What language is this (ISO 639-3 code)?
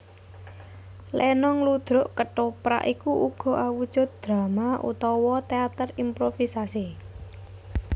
jav